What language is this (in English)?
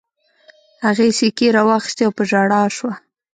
Pashto